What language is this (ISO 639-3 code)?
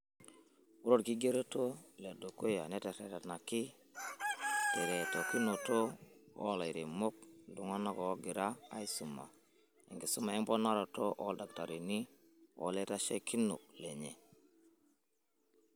mas